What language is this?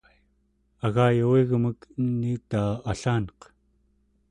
Central Yupik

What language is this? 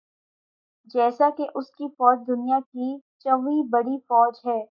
Urdu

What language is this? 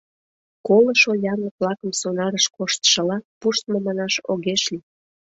Mari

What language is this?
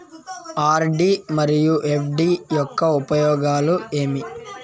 Telugu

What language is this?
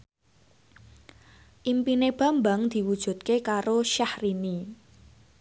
Javanese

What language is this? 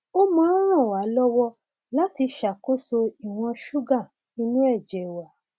Yoruba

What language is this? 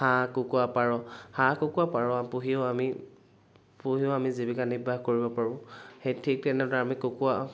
Assamese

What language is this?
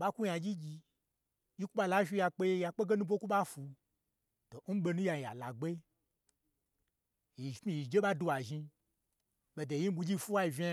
Gbagyi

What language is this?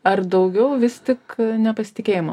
Lithuanian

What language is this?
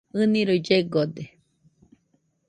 Nüpode Huitoto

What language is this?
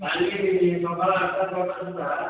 Odia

